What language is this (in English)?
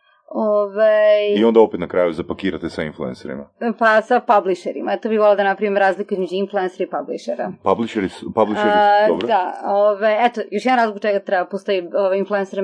Croatian